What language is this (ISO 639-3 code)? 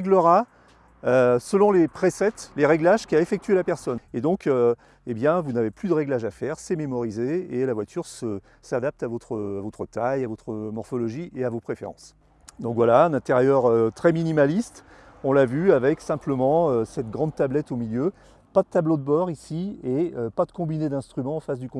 fra